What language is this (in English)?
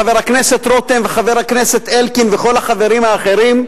Hebrew